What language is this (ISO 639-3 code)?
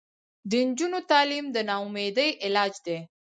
pus